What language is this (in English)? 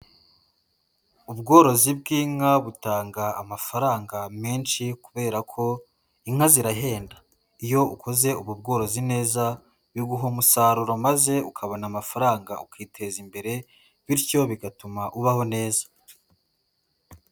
Kinyarwanda